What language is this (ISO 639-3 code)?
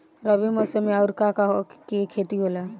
bho